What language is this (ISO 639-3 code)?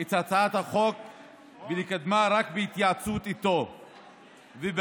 heb